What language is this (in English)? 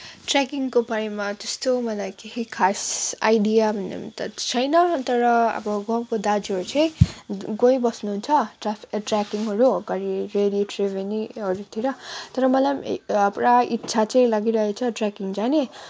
Nepali